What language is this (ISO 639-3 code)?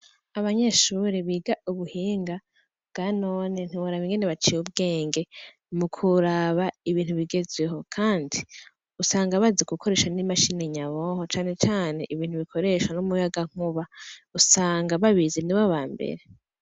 run